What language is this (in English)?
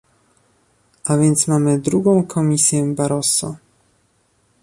Polish